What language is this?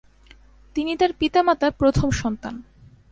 Bangla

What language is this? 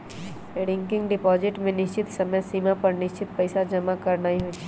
Magahi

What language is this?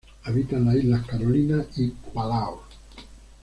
Spanish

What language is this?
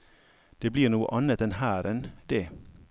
Norwegian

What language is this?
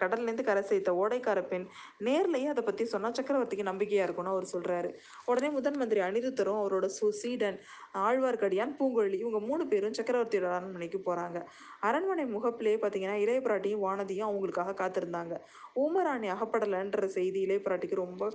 Tamil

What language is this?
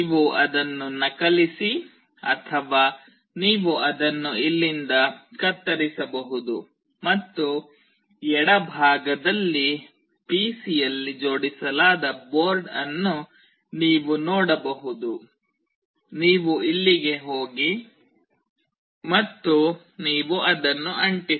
Kannada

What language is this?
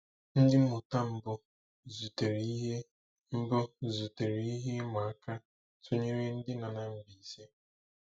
Igbo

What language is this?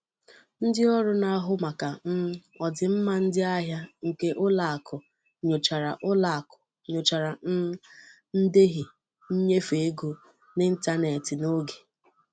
Igbo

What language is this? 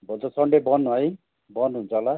Nepali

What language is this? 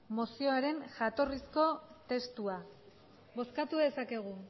Basque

